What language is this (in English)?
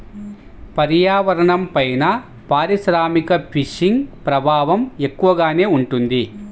Telugu